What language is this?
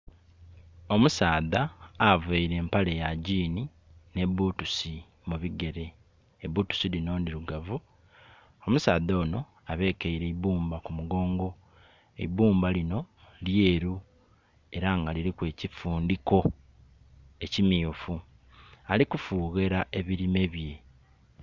Soga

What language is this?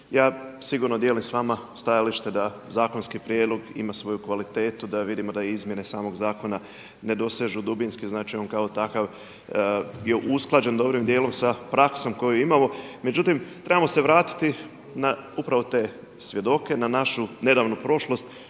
Croatian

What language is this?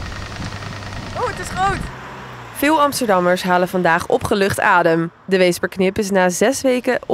Dutch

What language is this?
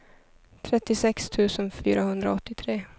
Swedish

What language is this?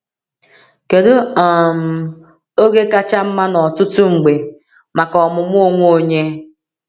Igbo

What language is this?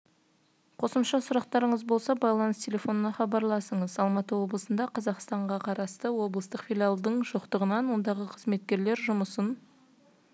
Kazakh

